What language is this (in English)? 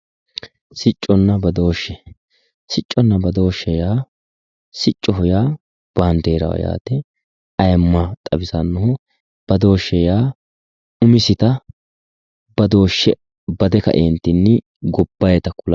Sidamo